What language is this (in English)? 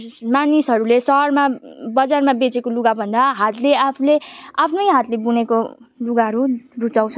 Nepali